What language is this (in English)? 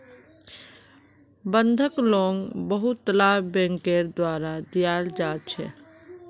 Magahi